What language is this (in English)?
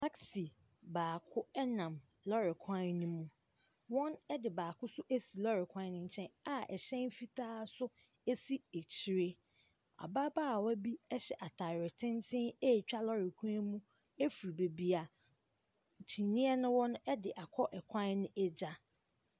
Akan